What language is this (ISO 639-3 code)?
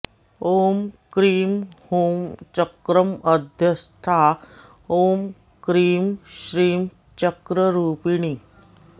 san